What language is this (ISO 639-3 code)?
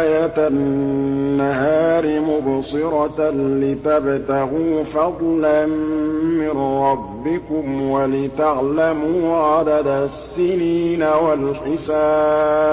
ara